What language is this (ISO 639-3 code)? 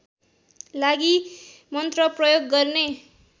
nep